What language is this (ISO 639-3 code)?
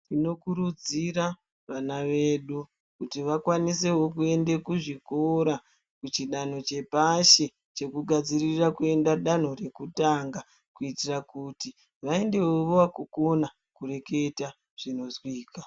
ndc